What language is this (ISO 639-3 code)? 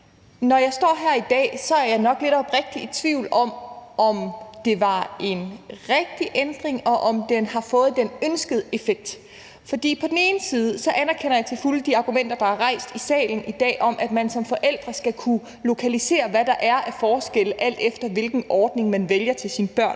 dan